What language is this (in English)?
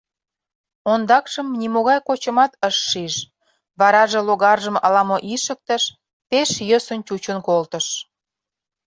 Mari